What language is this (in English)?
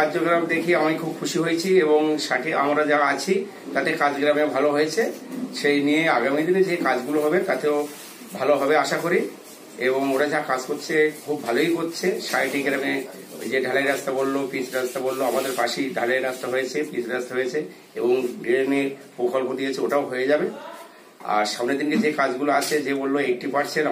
Bangla